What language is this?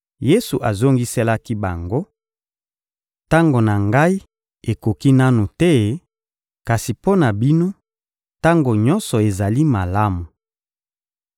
Lingala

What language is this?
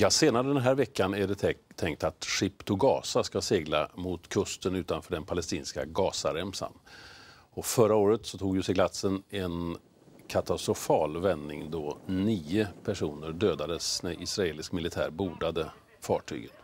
Swedish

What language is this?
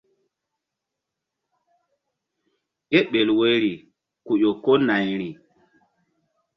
Mbum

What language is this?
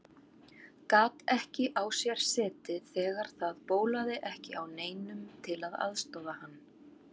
Icelandic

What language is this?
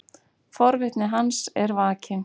Icelandic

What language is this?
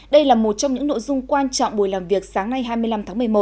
Vietnamese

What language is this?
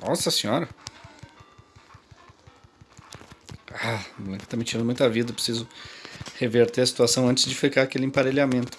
Portuguese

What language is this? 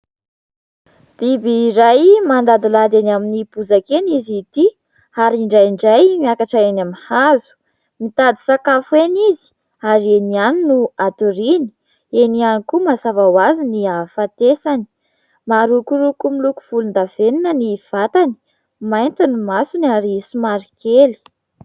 Malagasy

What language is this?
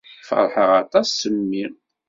Kabyle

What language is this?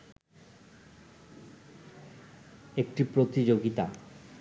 Bangla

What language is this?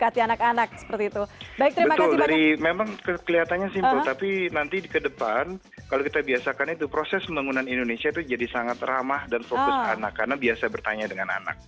Indonesian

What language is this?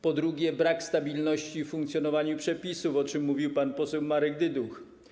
Polish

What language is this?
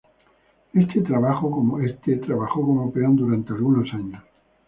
Spanish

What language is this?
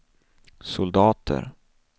Swedish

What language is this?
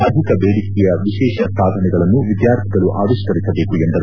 Kannada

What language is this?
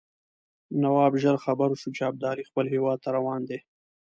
Pashto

